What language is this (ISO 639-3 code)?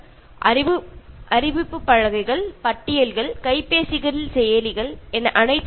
mal